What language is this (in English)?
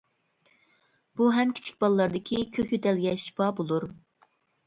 Uyghur